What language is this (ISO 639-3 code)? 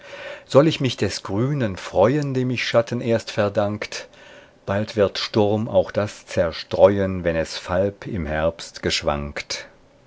deu